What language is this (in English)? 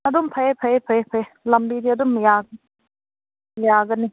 Manipuri